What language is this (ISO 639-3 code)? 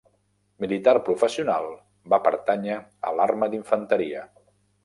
cat